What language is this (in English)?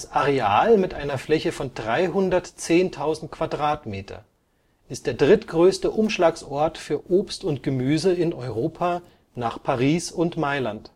German